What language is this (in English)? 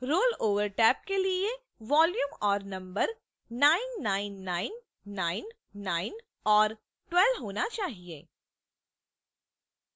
Hindi